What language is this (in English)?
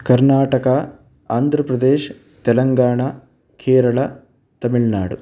Sanskrit